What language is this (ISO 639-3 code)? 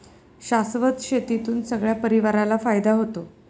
mar